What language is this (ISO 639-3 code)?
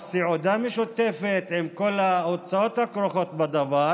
heb